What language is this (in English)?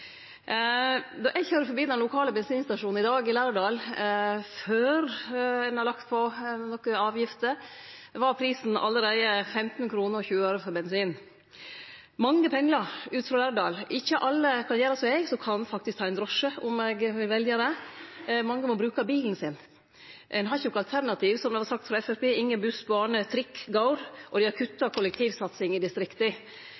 Norwegian Nynorsk